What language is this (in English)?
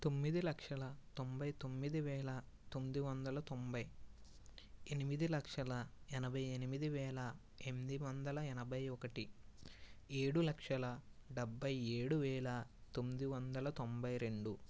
Telugu